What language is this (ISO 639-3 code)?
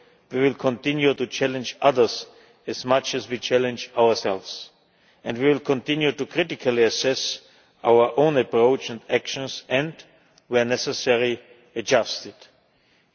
eng